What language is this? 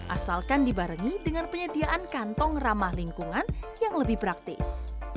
Indonesian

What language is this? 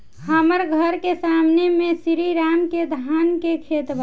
Bhojpuri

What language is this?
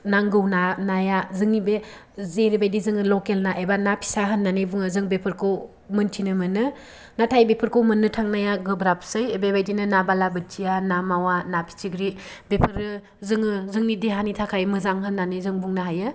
Bodo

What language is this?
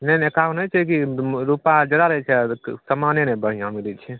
Maithili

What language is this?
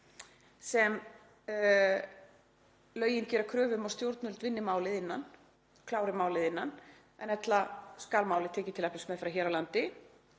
Icelandic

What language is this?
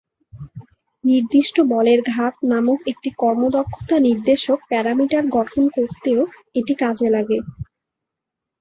Bangla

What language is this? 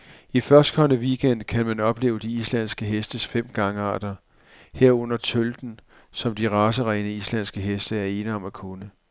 Danish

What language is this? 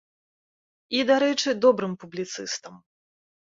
Belarusian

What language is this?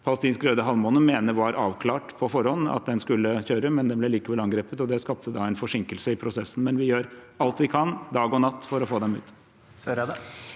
Norwegian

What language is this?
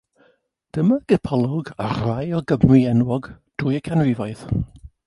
Welsh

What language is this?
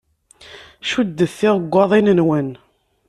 Kabyle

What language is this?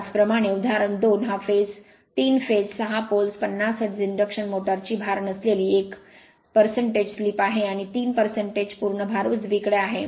Marathi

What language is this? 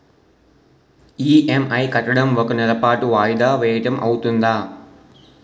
Telugu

